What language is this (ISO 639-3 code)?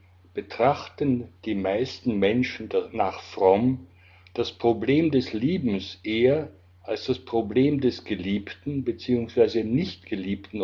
deu